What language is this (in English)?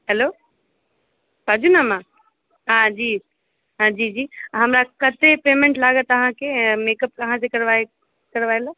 Maithili